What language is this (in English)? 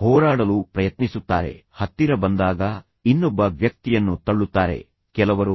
Kannada